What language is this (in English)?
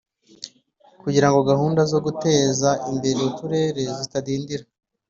Kinyarwanda